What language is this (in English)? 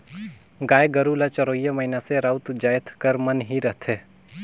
Chhattisgarhi